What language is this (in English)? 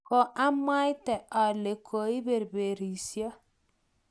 Kalenjin